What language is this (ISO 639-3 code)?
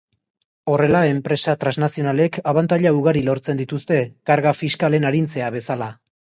eus